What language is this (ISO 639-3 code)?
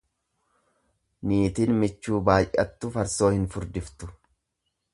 orm